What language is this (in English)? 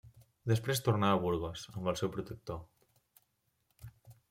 Catalan